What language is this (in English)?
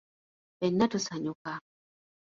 Ganda